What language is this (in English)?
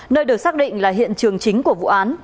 Vietnamese